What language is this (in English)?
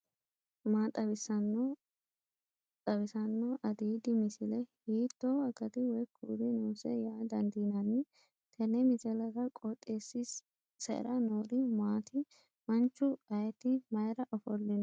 Sidamo